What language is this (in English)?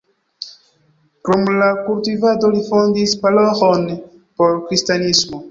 Esperanto